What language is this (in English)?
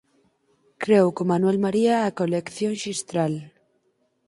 Galician